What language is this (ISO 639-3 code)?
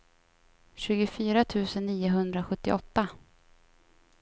swe